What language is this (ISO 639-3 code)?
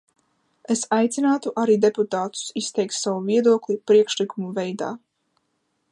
lav